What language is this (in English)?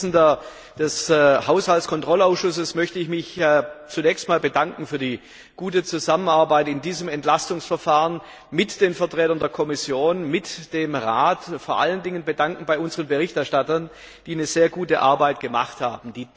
German